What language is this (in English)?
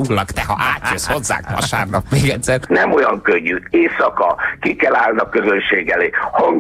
Hungarian